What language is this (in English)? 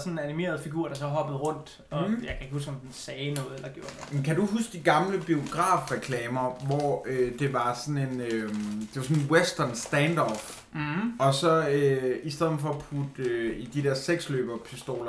Danish